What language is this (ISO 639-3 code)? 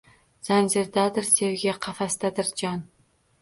uzb